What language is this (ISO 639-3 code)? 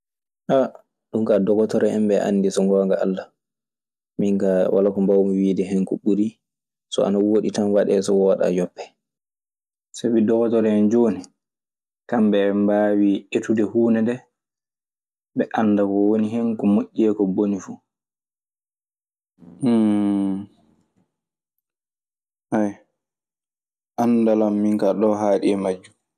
ffm